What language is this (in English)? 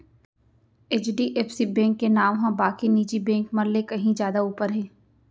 Chhattisgarhi